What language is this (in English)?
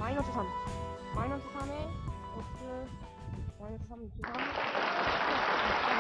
Korean